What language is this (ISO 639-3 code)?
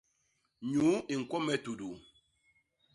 bas